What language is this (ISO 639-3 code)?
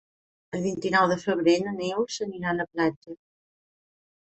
cat